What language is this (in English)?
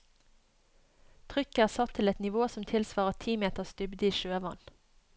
Norwegian